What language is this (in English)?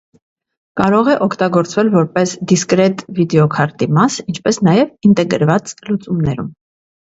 Armenian